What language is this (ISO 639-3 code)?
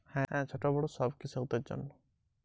ben